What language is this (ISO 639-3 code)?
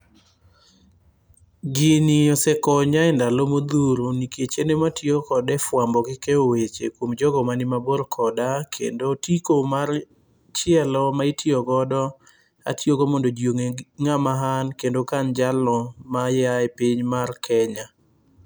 luo